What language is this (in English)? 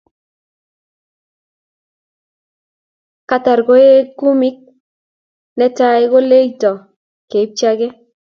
Kalenjin